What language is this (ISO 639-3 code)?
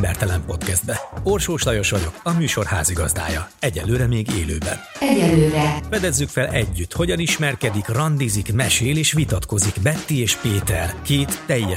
hun